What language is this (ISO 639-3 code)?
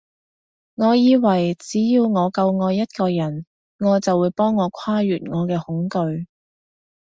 yue